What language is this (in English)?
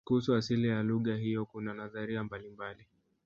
Swahili